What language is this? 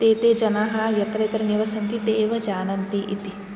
Sanskrit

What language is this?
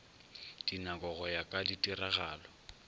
Northern Sotho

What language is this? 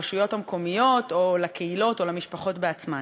Hebrew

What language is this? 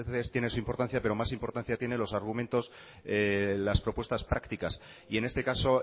Spanish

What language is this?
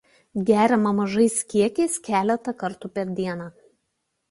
Lithuanian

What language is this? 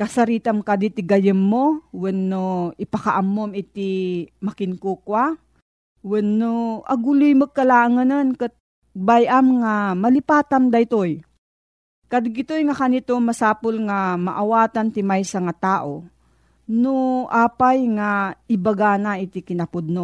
Filipino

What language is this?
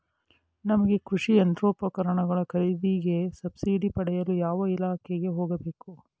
Kannada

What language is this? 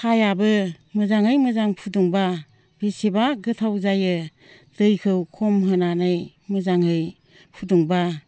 Bodo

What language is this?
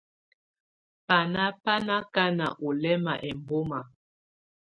Tunen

